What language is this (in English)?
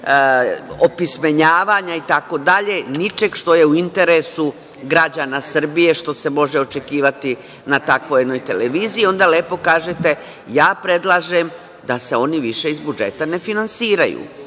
Serbian